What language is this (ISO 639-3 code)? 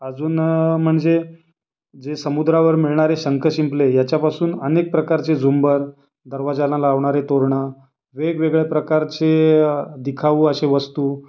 mar